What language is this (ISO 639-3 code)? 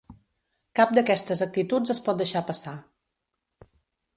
cat